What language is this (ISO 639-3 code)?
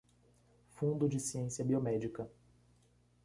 por